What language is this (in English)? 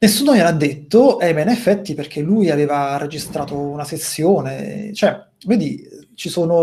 Italian